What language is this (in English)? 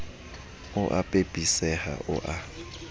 Southern Sotho